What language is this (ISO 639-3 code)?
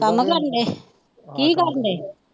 pan